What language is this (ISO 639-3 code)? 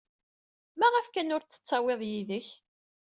kab